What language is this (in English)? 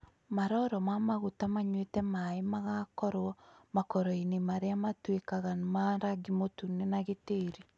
Kikuyu